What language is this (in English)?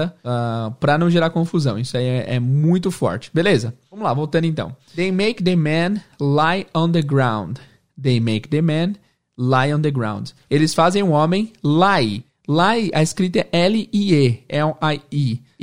Portuguese